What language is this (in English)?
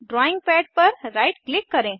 Hindi